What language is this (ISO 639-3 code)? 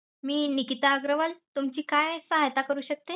mar